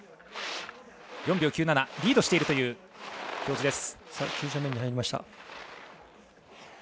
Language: Japanese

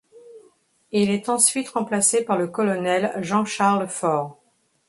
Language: French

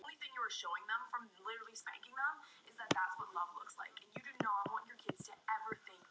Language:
Icelandic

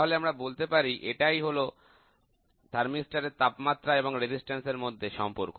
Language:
Bangla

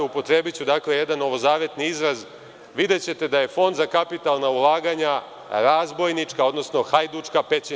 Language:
Serbian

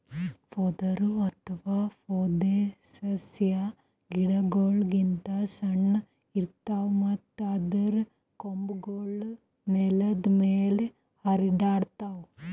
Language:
Kannada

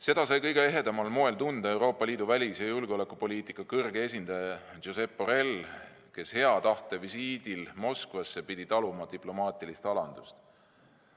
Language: Estonian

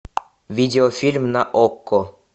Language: Russian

